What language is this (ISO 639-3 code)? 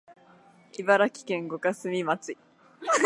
jpn